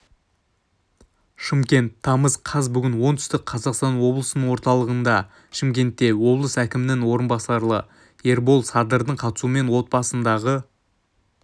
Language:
Kazakh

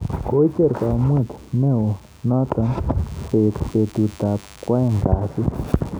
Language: Kalenjin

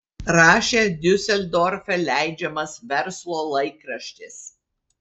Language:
Lithuanian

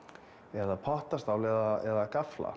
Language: Icelandic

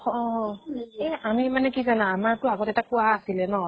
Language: Assamese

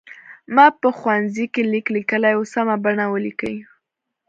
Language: Pashto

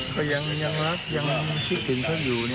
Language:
Thai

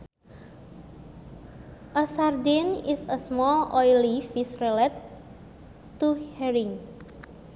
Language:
Sundanese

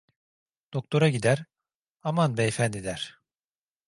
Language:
Turkish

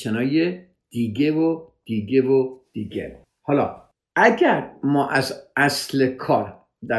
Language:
Persian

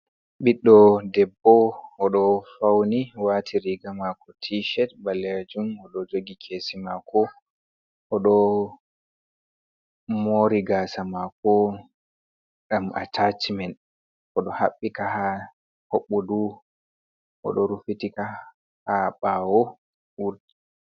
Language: Fula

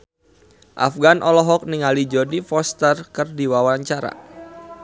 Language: Sundanese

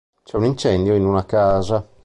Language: Italian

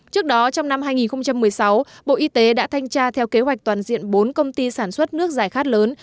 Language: Vietnamese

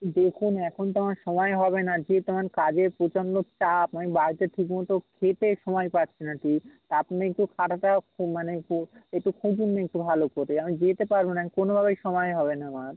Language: Bangla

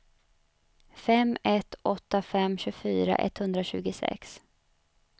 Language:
Swedish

